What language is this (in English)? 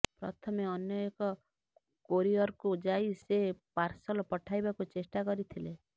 Odia